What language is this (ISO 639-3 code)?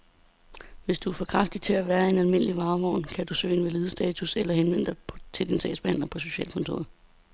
dan